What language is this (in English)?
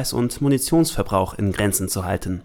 German